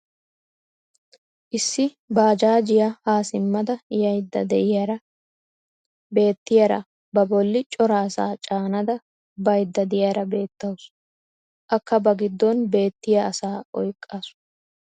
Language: Wolaytta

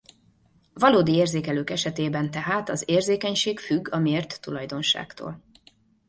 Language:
Hungarian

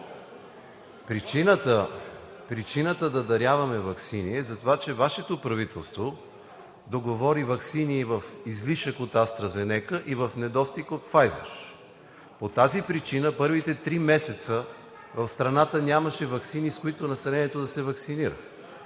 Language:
Bulgarian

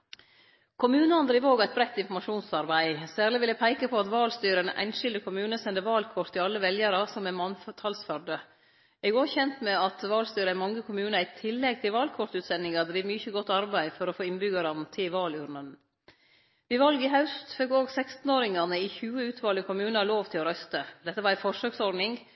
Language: Norwegian Nynorsk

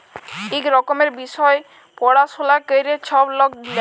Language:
Bangla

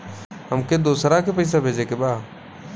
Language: Bhojpuri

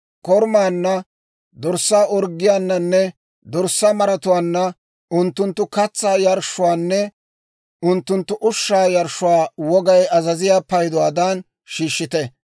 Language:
Dawro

